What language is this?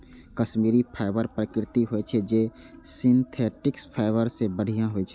Maithili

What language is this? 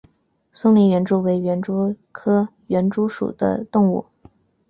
Chinese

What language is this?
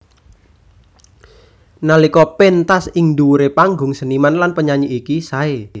Javanese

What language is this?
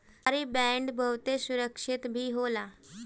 Bhojpuri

